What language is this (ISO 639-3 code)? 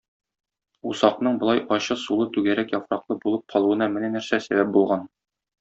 tat